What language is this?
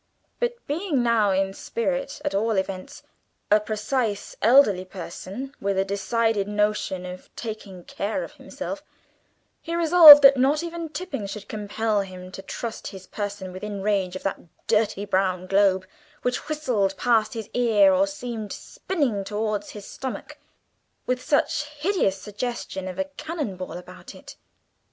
English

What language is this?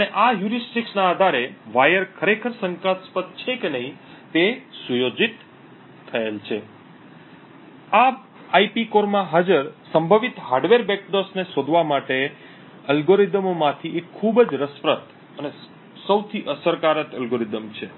Gujarati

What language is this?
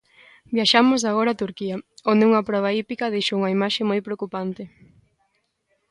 Galician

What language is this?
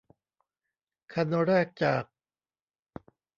Thai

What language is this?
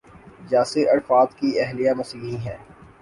Urdu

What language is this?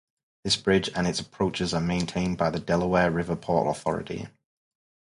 English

